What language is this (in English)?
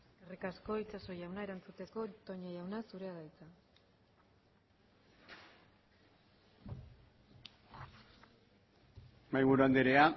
Basque